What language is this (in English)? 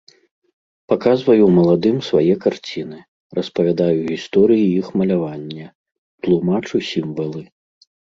Belarusian